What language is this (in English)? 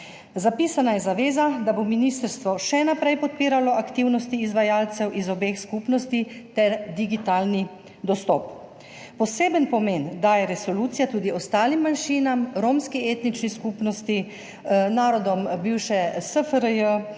Slovenian